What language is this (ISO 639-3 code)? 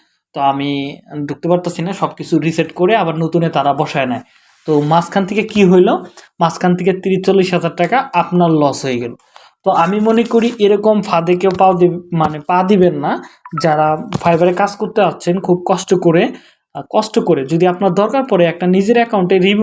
ben